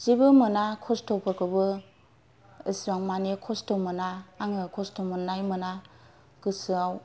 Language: Bodo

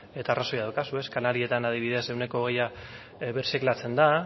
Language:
Basque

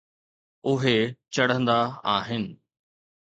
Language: Sindhi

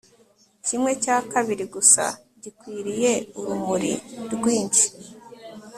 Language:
Kinyarwanda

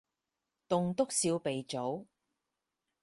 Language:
Cantonese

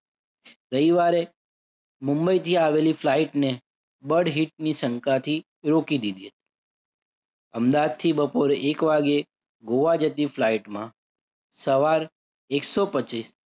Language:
Gujarati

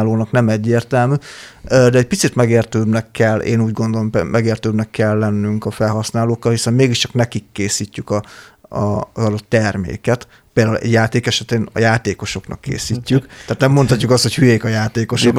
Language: Hungarian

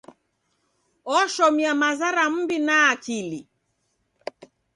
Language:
Taita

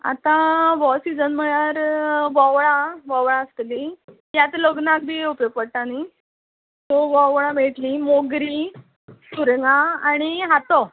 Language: Konkani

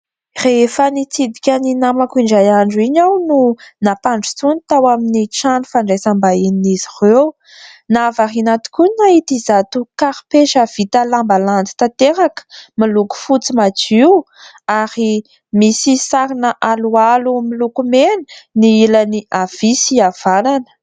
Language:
Malagasy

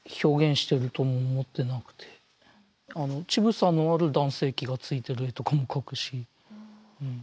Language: Japanese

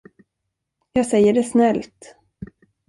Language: Swedish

